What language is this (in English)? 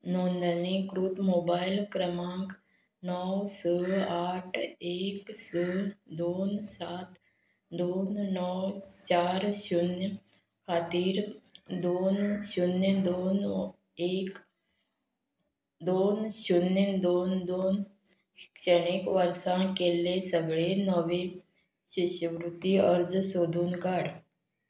Konkani